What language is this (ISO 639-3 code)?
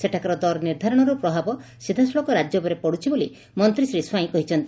ori